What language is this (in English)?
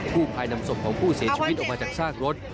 Thai